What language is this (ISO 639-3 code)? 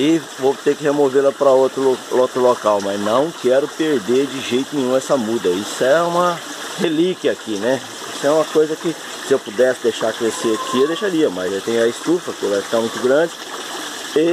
por